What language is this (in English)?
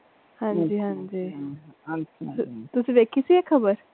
Punjabi